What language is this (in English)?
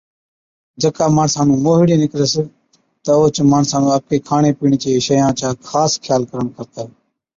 Od